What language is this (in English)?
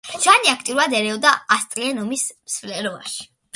Georgian